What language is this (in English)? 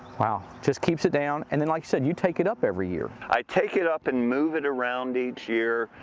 English